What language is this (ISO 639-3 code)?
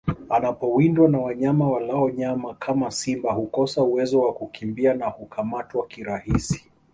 swa